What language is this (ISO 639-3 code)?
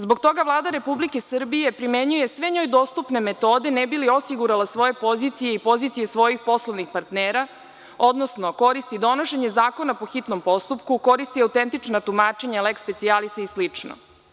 srp